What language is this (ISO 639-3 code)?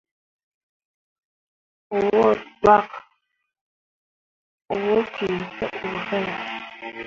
mua